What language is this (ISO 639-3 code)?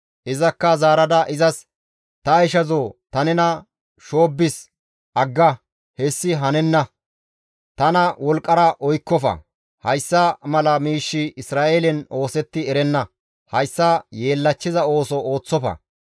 gmv